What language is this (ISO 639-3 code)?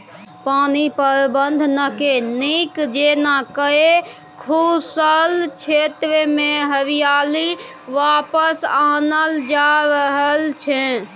mai